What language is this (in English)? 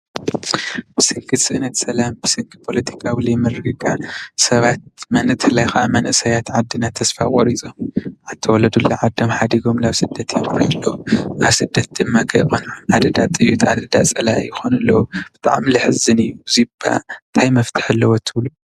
Tigrinya